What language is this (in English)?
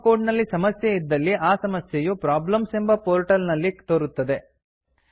Kannada